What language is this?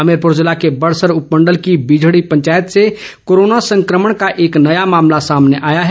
Hindi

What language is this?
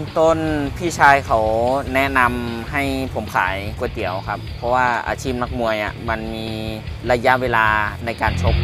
Thai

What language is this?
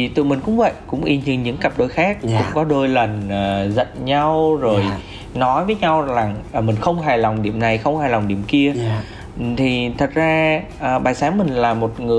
Vietnamese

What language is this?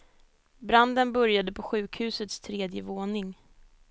Swedish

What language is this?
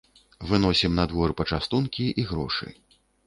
Belarusian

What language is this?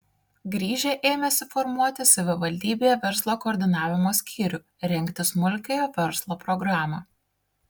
Lithuanian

